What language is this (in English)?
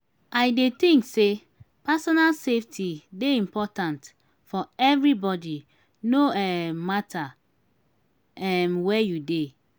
Nigerian Pidgin